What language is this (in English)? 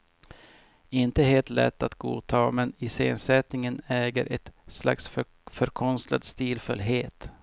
Swedish